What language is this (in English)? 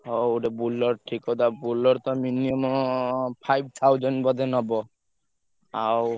Odia